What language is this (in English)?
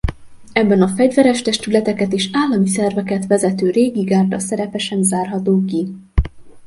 Hungarian